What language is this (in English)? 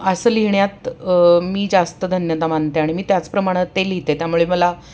Marathi